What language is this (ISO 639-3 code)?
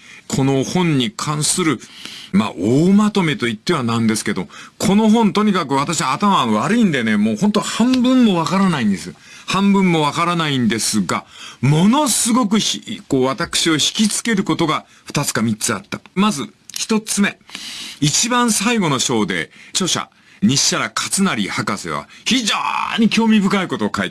jpn